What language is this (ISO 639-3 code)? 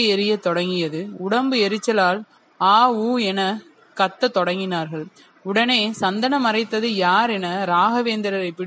tam